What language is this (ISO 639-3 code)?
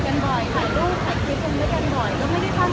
tha